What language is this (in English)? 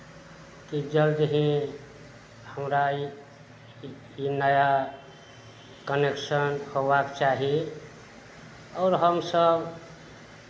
Maithili